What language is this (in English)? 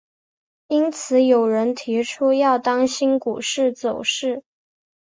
Chinese